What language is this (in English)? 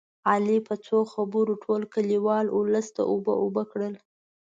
Pashto